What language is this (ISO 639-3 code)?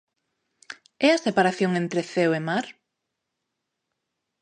glg